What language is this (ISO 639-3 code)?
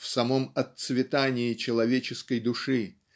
rus